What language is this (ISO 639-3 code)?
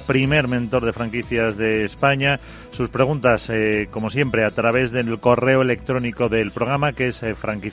spa